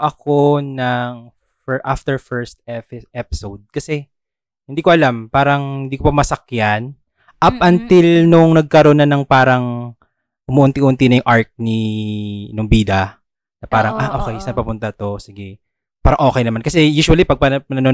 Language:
Filipino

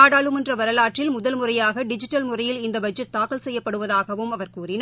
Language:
Tamil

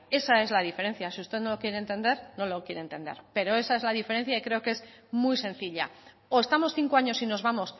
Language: Spanish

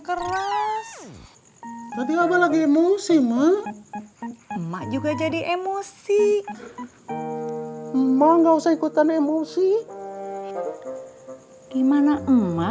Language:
Indonesian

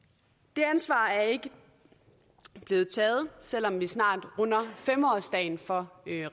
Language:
Danish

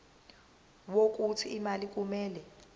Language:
Zulu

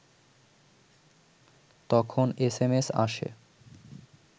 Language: Bangla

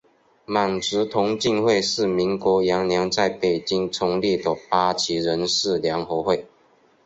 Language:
Chinese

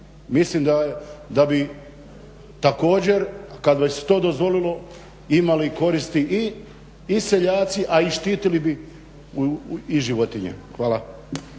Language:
Croatian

